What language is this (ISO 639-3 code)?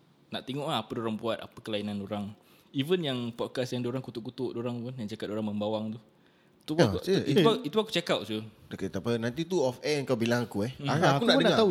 msa